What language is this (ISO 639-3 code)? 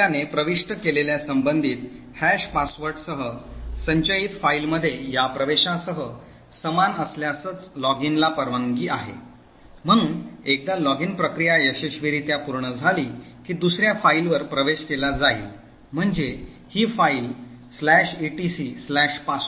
mar